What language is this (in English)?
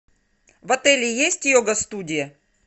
Russian